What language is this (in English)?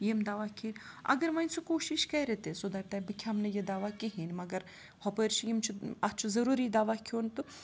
Kashmiri